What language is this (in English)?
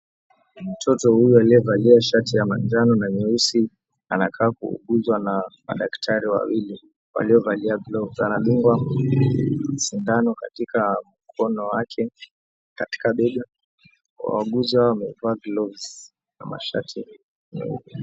Swahili